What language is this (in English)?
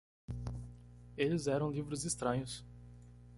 Portuguese